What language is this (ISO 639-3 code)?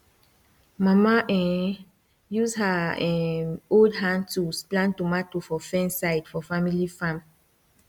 pcm